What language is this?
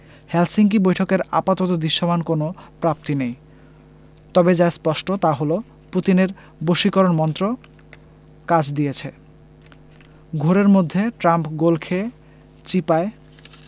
Bangla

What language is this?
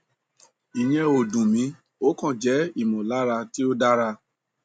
Yoruba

